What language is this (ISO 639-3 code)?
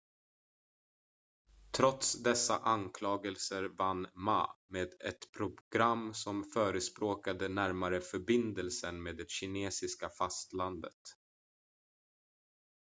swe